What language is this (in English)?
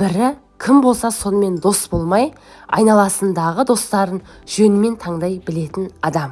Turkish